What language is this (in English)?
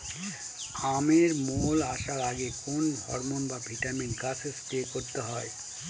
Bangla